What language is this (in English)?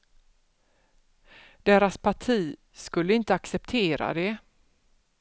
Swedish